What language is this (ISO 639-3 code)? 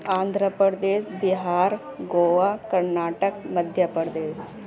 urd